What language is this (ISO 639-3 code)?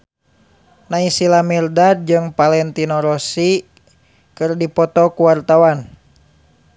sun